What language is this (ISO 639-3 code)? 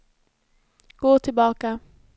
swe